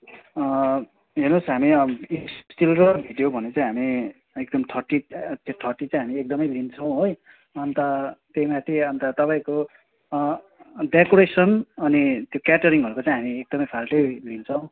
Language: Nepali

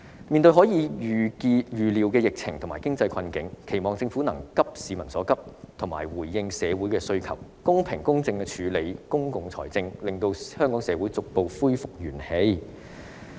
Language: Cantonese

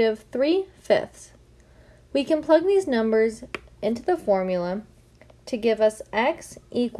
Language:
English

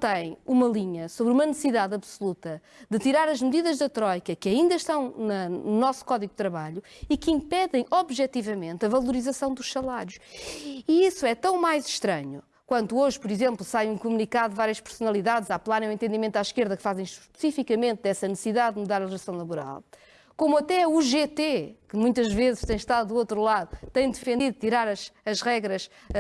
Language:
Portuguese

